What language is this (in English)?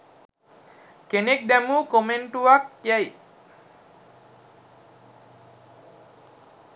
Sinhala